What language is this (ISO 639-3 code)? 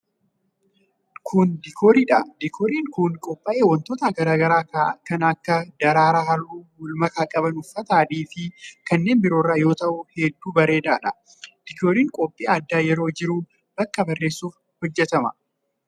orm